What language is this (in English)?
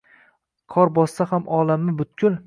Uzbek